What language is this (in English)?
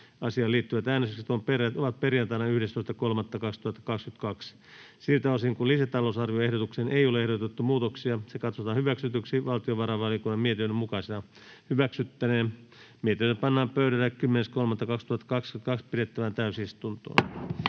Finnish